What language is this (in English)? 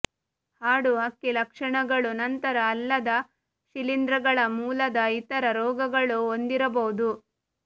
Kannada